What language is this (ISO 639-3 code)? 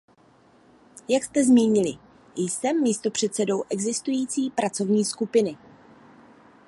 ces